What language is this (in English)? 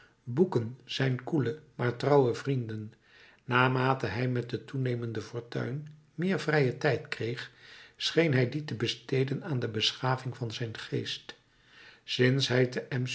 Dutch